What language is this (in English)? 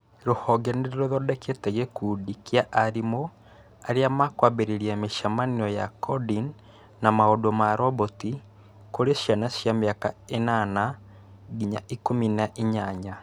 Kikuyu